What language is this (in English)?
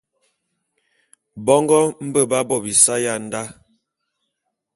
Bulu